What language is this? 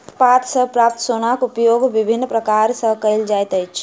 Maithili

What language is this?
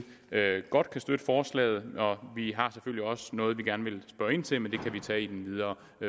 Danish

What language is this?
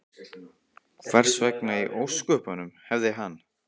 Icelandic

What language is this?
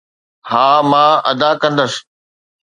Sindhi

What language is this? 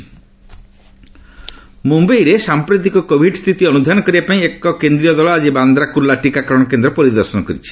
Odia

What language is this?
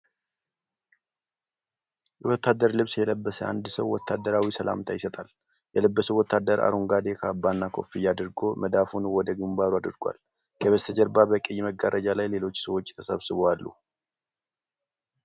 Amharic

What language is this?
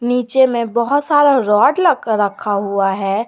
Hindi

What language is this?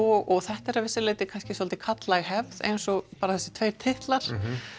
Icelandic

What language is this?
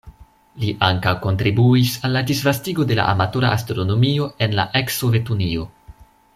Esperanto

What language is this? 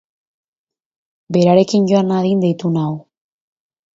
Basque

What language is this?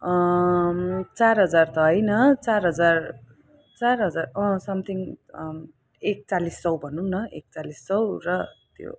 Nepali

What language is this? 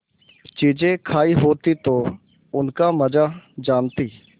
Hindi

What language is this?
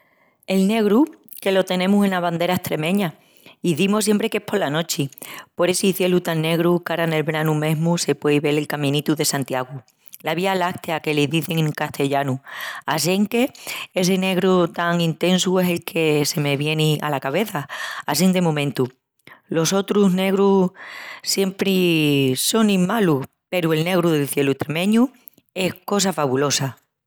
Extremaduran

